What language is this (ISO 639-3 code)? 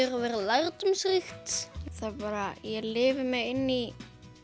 isl